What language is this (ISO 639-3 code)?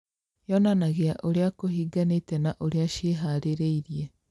kik